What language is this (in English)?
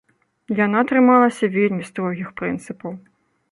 Belarusian